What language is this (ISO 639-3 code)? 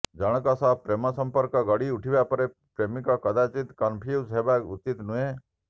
ori